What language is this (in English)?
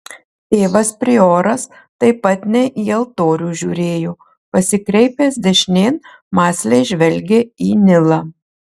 Lithuanian